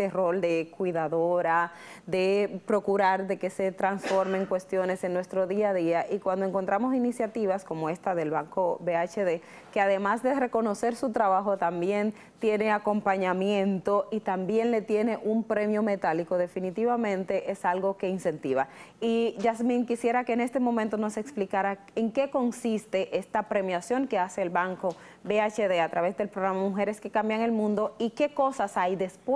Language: Spanish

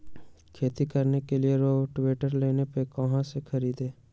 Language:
Magahi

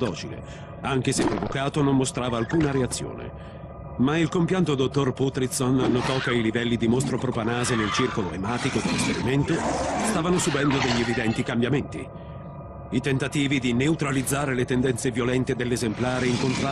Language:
Italian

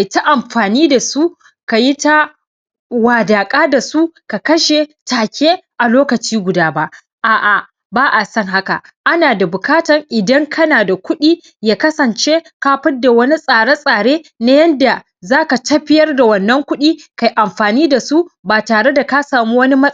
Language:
Hausa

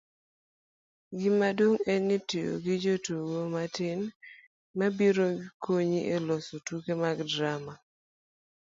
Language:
Luo (Kenya and Tanzania)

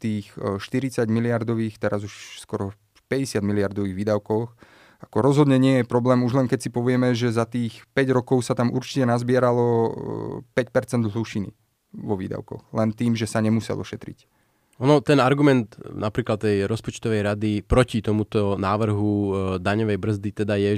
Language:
Slovak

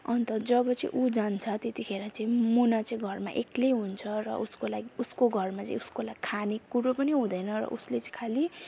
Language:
Nepali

